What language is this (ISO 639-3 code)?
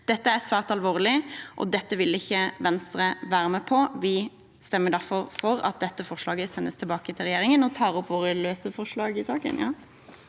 nor